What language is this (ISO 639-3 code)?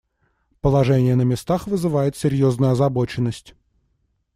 rus